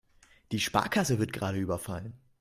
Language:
German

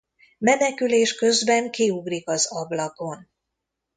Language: Hungarian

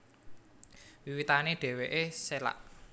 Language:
Javanese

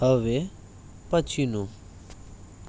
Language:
Gujarati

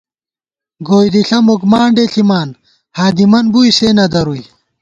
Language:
Gawar-Bati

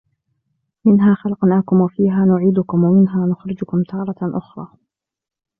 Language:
Arabic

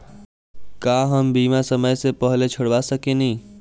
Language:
Bhojpuri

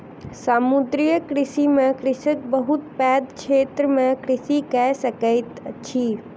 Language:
Maithili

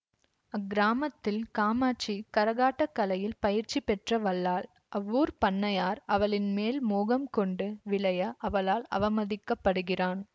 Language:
Tamil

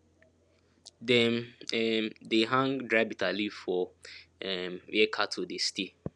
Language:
Nigerian Pidgin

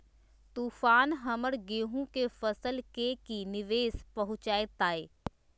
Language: Magahi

